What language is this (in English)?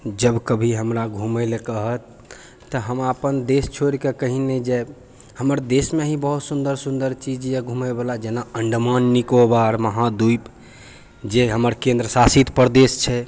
Maithili